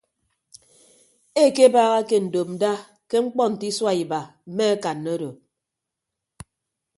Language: Ibibio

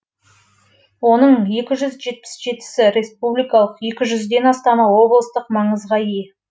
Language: Kazakh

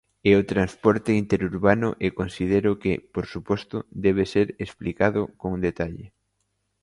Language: Galician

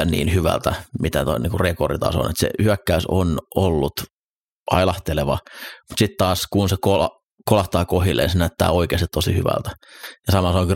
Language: Finnish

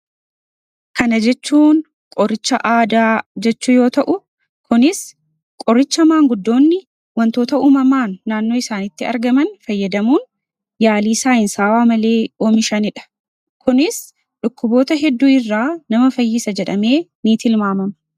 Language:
Oromo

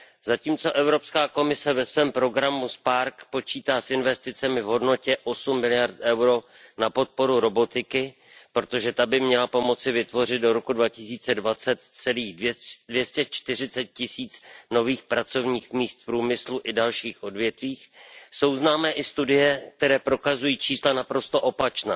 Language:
Czech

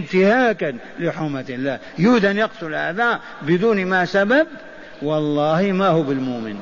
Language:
Arabic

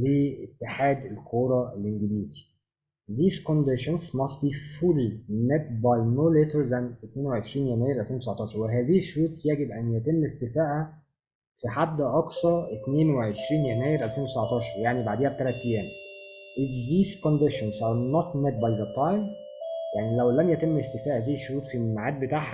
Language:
Arabic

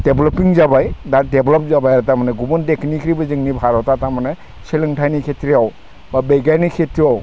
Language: Bodo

